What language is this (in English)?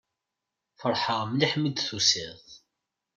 Kabyle